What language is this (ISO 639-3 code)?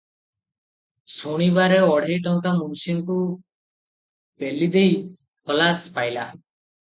ori